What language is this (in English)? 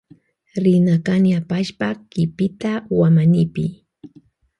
Loja Highland Quichua